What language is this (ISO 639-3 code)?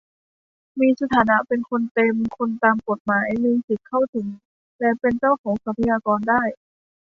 tha